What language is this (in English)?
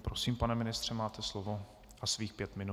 Czech